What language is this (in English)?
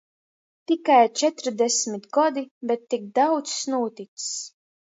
Latgalian